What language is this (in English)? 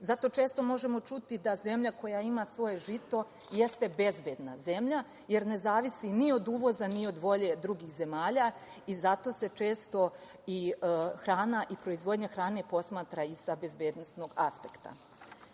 Serbian